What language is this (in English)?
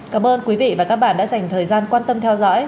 Vietnamese